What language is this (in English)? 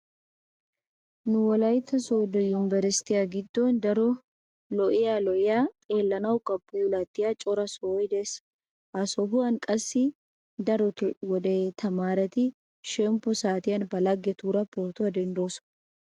Wolaytta